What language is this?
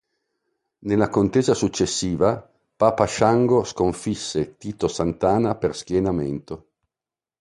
Italian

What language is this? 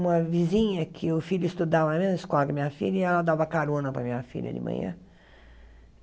Portuguese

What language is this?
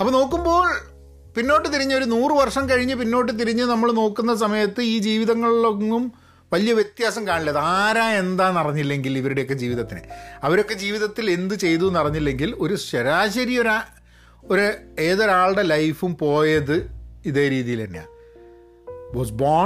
Malayalam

